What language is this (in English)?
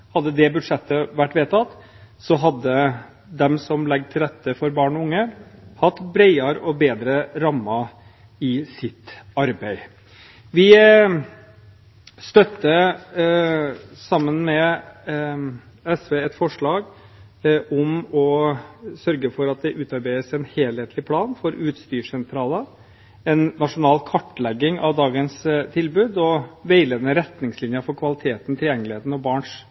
Norwegian Bokmål